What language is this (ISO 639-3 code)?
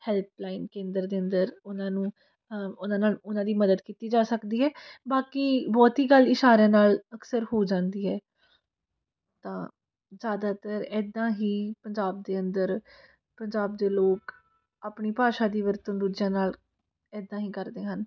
pan